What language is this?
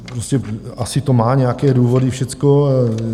Czech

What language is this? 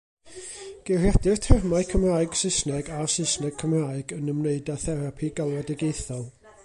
Welsh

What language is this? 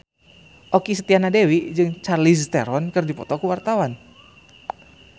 Sundanese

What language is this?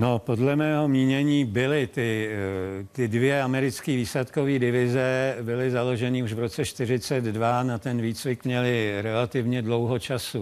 Czech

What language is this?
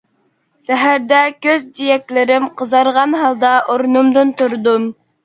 Uyghur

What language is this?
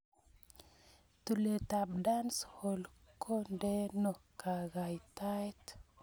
Kalenjin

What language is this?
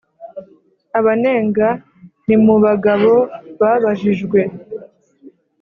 Kinyarwanda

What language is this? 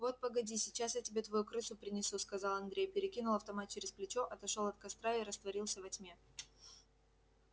Russian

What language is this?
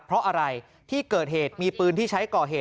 Thai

